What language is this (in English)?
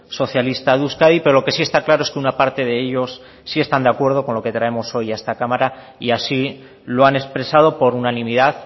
Spanish